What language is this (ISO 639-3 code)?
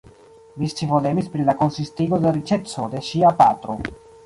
epo